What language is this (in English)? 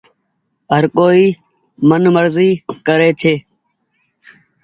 Goaria